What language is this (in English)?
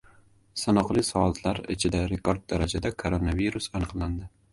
Uzbek